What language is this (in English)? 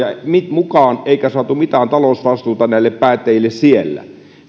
Finnish